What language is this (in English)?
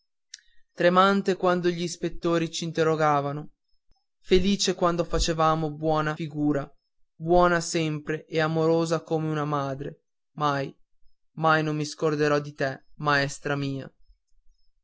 Italian